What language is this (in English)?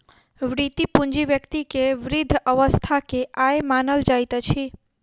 Maithili